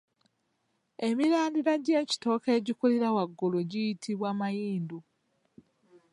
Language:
Ganda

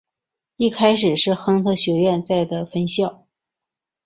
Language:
Chinese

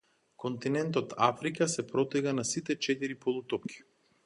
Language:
Macedonian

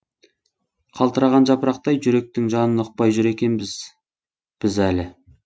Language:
Kazakh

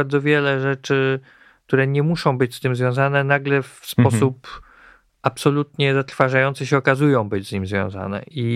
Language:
Polish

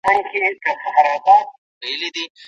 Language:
Pashto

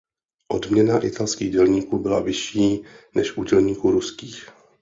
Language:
Czech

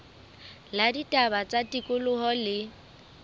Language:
Southern Sotho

